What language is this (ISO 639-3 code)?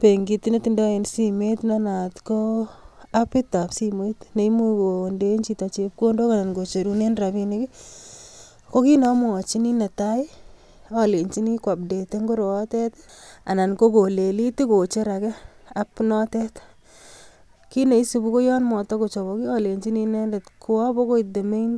kln